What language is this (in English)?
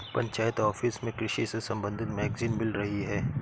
Hindi